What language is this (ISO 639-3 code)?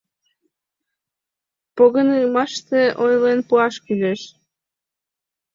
chm